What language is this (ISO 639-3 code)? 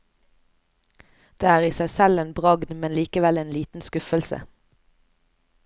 nor